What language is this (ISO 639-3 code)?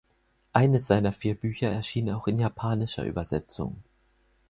deu